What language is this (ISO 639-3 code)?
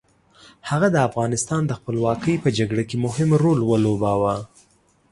pus